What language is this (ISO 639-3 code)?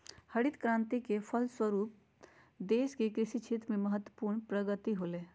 mag